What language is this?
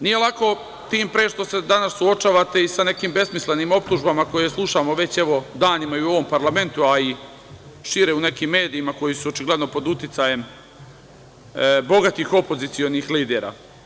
Serbian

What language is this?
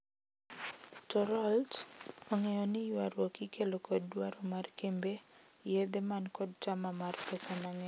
Luo (Kenya and Tanzania)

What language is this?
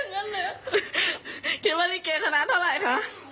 Thai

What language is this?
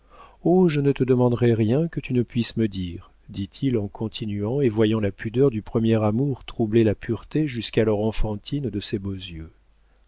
French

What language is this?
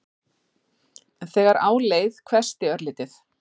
Icelandic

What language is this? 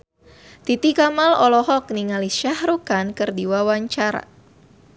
Sundanese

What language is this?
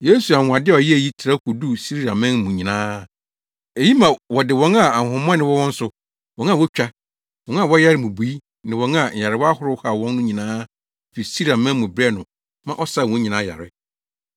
Akan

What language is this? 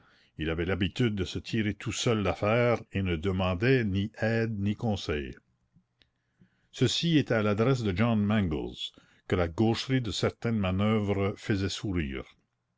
French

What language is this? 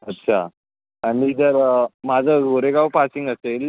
Marathi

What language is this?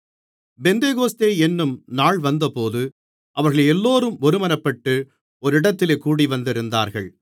Tamil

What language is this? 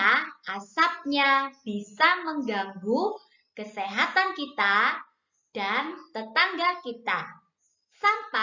Indonesian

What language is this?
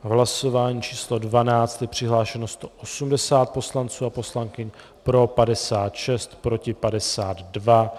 Czech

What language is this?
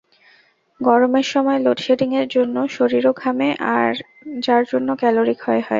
Bangla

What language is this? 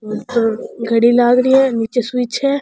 Rajasthani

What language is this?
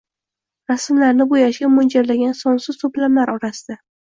Uzbek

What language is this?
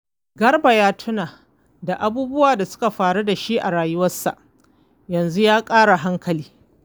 Hausa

